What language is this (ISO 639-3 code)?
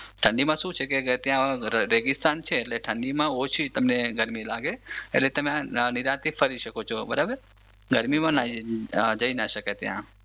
guj